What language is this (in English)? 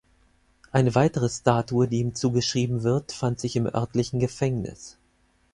German